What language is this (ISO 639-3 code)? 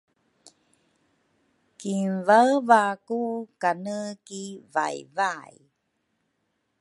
dru